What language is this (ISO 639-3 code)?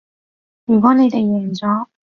yue